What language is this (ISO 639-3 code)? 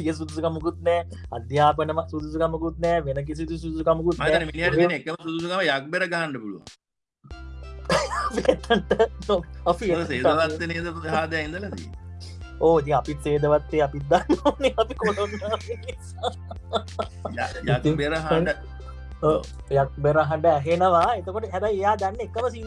ind